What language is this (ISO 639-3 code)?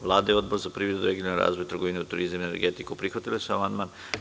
srp